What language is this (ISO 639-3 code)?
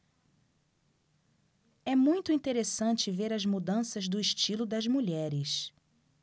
por